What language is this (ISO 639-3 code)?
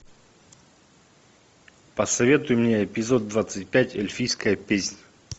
rus